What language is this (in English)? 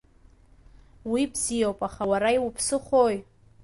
Abkhazian